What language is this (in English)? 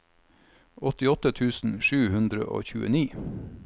Norwegian